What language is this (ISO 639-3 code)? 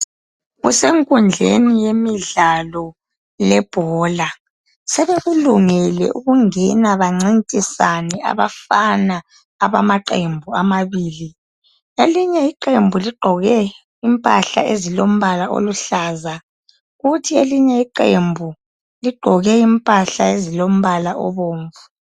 nde